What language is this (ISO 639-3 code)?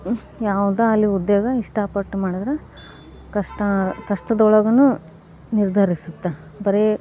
kan